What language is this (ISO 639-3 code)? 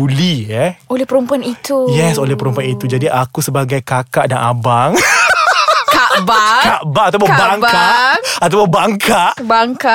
msa